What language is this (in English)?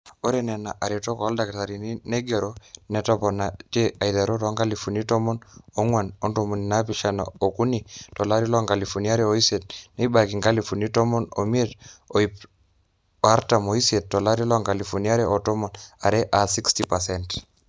Masai